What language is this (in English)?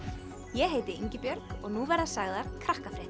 Icelandic